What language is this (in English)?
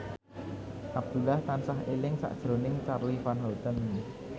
Javanese